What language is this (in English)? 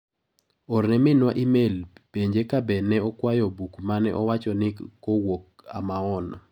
Luo (Kenya and Tanzania)